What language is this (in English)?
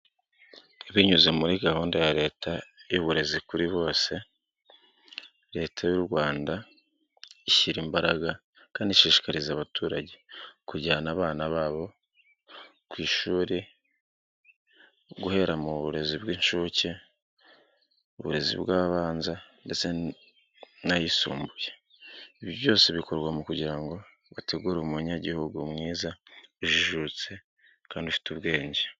Kinyarwanda